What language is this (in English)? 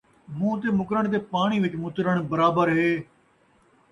Saraiki